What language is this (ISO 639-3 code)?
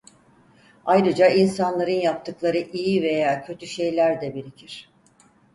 tur